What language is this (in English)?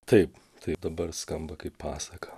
Lithuanian